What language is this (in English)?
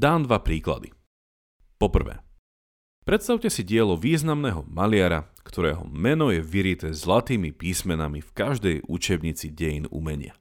Slovak